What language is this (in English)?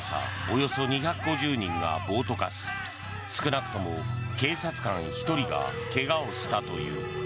Japanese